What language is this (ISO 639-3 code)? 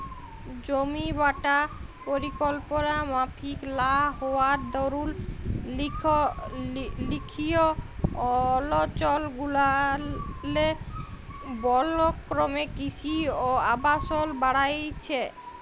ben